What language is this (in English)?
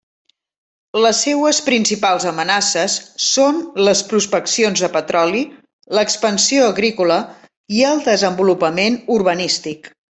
Catalan